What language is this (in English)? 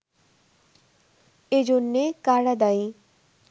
Bangla